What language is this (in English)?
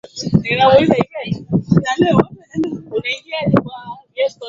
Swahili